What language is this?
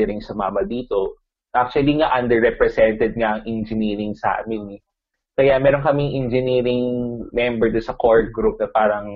Filipino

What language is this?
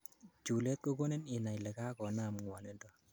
Kalenjin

